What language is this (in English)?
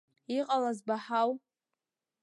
Abkhazian